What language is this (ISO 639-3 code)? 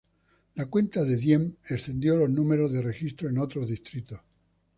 spa